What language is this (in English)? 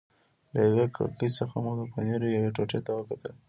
Pashto